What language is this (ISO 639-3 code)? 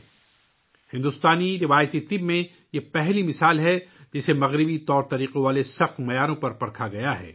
urd